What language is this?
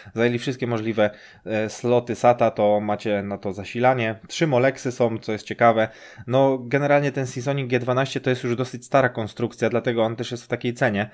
Polish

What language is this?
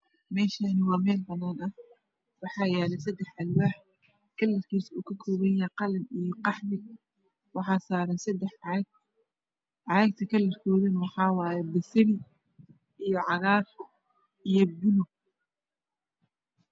Somali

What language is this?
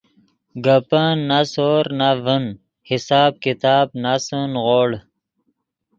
Yidgha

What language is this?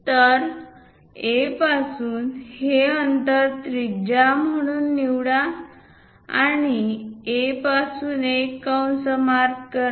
Marathi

